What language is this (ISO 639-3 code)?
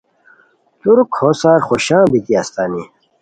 khw